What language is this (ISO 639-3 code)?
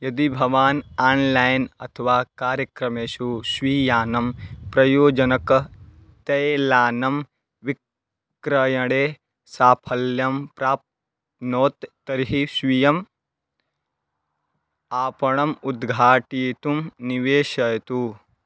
san